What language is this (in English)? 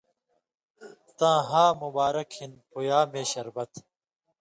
Indus Kohistani